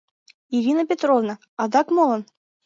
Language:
Mari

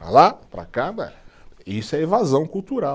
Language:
Portuguese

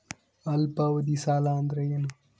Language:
Kannada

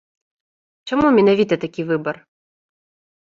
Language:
Belarusian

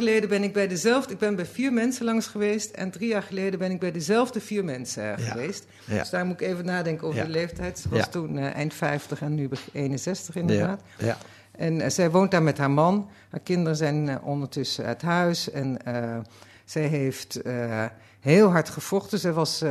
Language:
Dutch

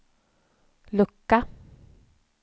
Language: Swedish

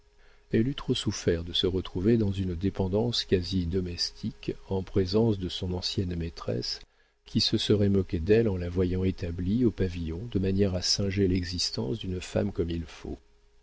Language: French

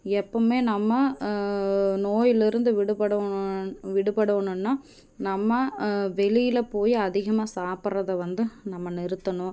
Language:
Tamil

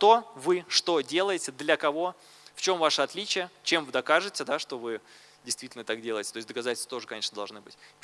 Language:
Russian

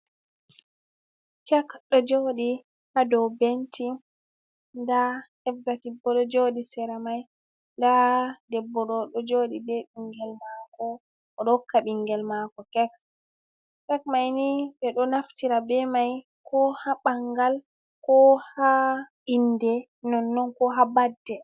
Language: Fula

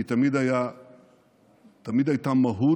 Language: Hebrew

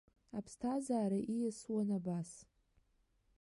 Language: Abkhazian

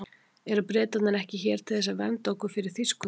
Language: Icelandic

